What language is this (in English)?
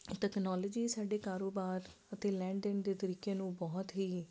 Punjabi